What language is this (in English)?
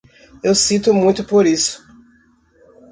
Portuguese